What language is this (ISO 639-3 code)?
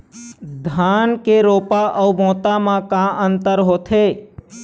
hne